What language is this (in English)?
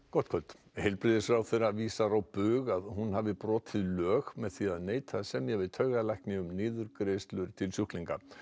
Icelandic